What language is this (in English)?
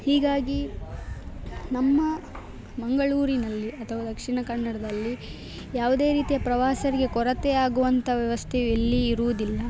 Kannada